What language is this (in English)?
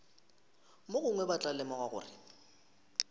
Northern Sotho